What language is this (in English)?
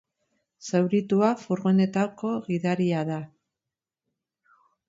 Basque